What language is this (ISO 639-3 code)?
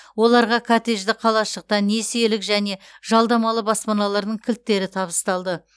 kaz